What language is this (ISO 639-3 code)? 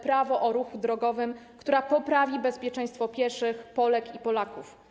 pol